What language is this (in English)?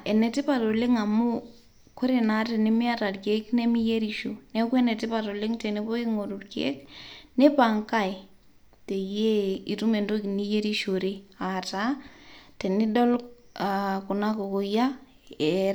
Masai